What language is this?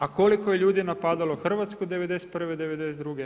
Croatian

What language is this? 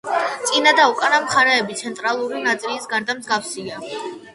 Georgian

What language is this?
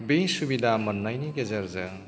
Bodo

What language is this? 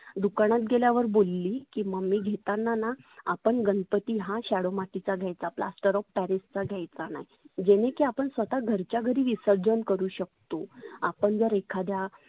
Marathi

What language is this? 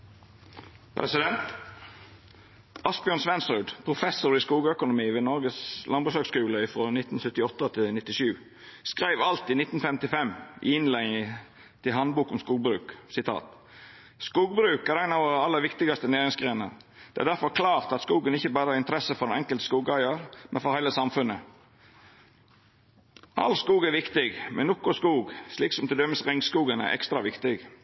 Norwegian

